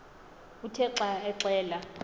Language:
Xhosa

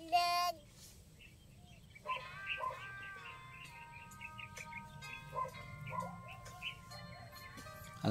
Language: Filipino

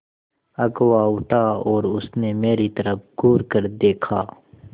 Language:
Hindi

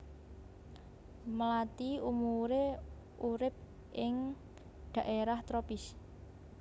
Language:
Javanese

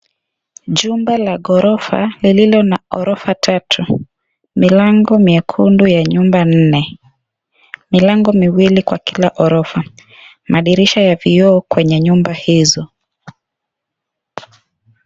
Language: Swahili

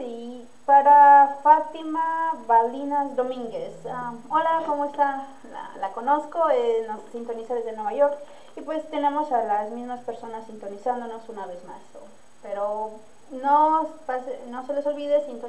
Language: Spanish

